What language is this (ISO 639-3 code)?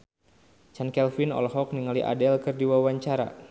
sun